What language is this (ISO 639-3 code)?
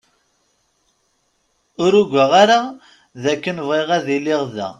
kab